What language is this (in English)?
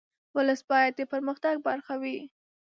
Pashto